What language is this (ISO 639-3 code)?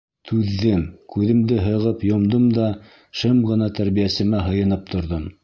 bak